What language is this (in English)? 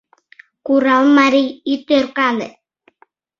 Mari